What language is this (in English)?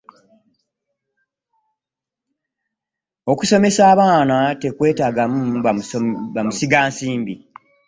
Ganda